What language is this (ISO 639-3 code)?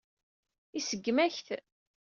kab